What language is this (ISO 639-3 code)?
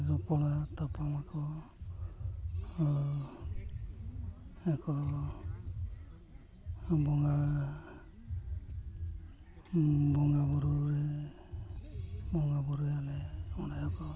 sat